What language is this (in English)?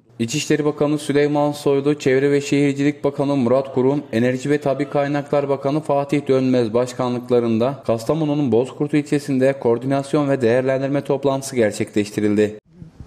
Turkish